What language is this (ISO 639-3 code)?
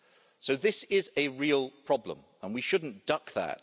eng